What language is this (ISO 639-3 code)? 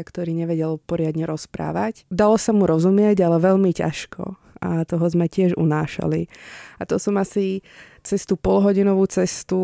ces